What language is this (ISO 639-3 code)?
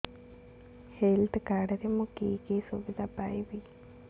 ori